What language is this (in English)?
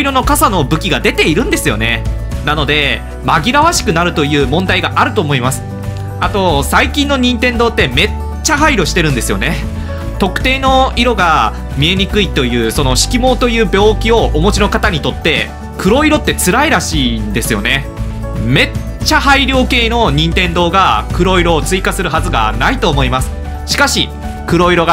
Japanese